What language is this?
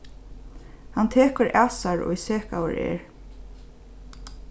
Faroese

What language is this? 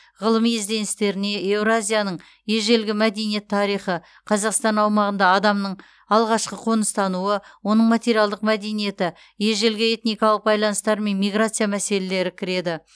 Kazakh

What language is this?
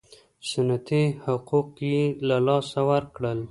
Pashto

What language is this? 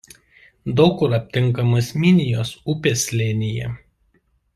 Lithuanian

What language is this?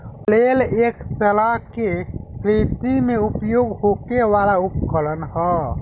Bhojpuri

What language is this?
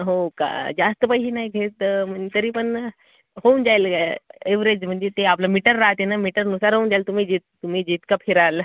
Marathi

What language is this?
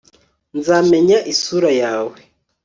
Kinyarwanda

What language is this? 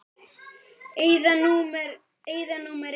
Icelandic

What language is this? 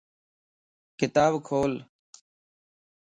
Lasi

